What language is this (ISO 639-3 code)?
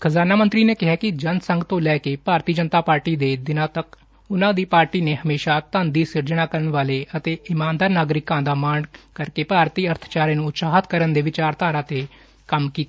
pan